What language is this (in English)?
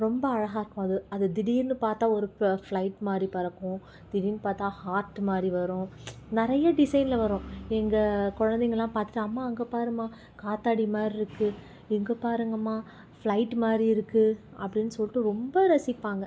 Tamil